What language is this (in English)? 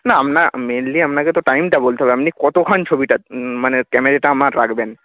Bangla